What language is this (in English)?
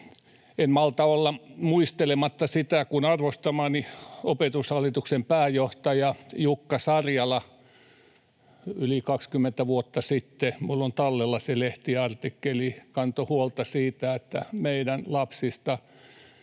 Finnish